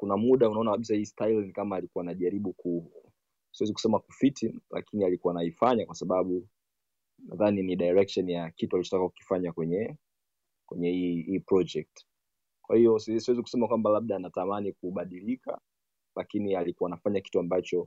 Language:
Swahili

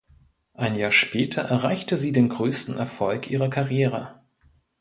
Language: German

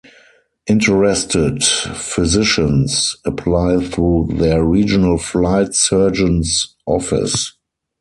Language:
English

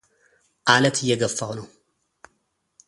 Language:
Amharic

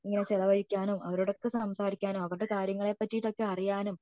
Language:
Malayalam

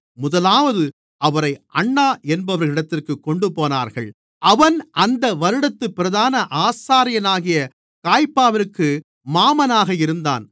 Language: Tamil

